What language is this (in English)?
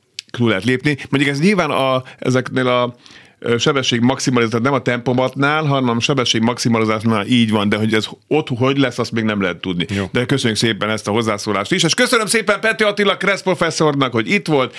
Hungarian